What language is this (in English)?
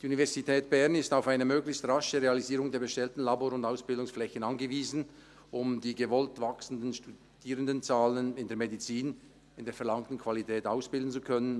Swiss German